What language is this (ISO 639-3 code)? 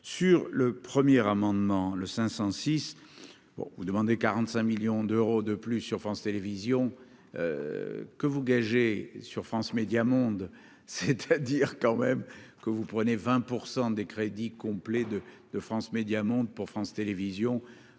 fra